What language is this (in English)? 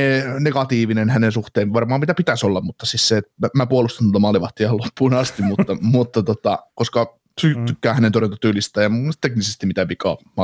Finnish